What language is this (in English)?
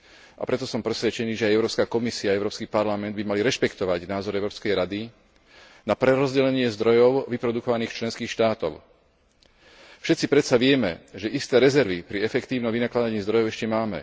Slovak